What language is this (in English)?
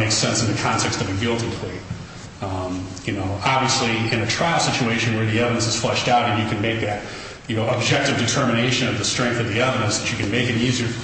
English